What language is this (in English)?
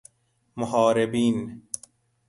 Persian